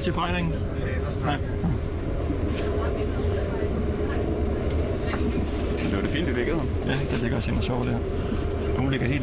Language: Danish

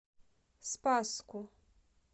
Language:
Russian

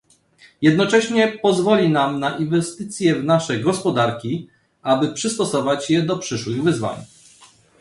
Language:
Polish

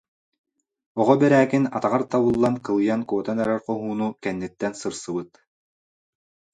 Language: Yakut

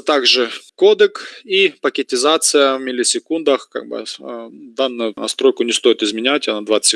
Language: Russian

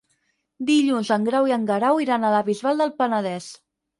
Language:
Catalan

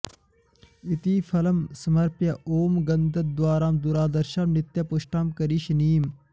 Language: Sanskrit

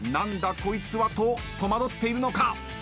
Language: Japanese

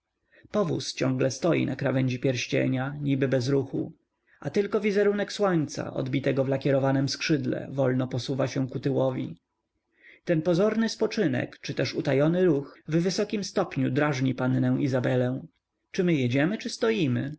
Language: Polish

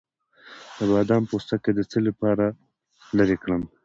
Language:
Pashto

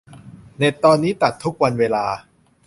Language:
Thai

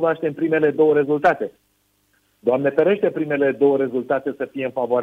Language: Romanian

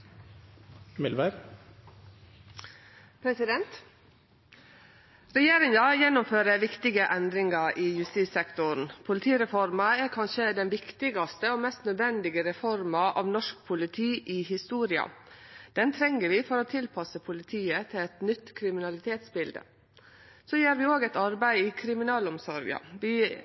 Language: Norwegian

